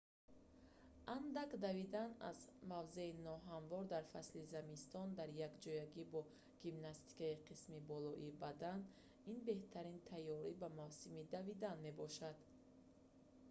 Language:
Tajik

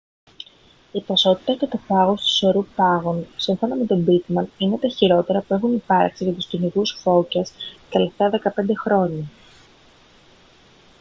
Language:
Greek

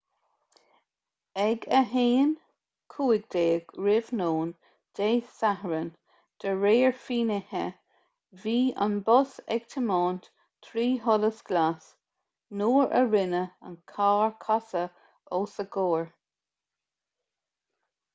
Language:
Irish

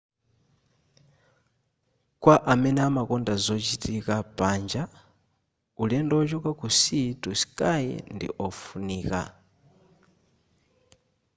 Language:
Nyanja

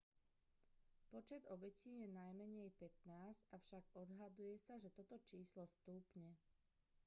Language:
Slovak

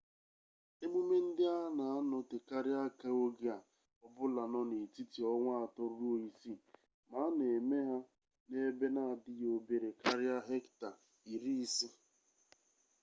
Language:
Igbo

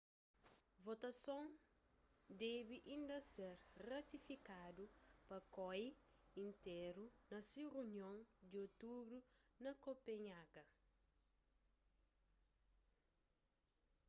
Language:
Kabuverdianu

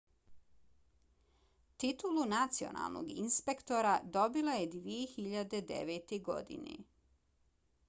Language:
Bosnian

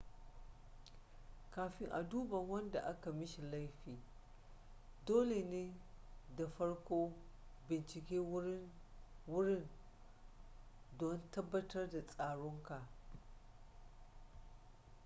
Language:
Hausa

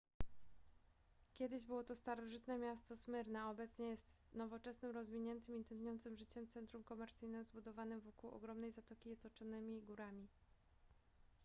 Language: Polish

